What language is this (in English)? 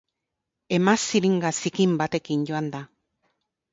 Basque